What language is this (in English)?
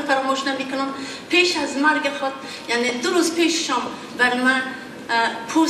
Persian